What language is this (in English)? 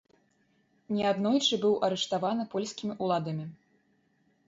Belarusian